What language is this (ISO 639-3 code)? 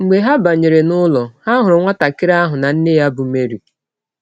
ibo